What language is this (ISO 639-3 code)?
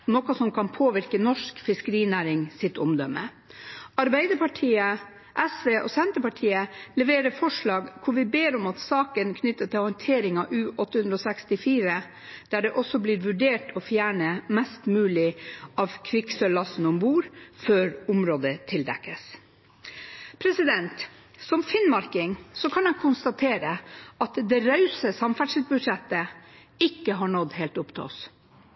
nno